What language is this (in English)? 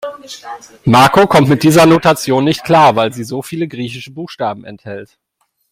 German